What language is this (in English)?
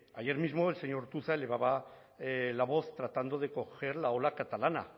Spanish